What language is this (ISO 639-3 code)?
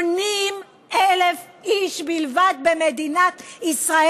heb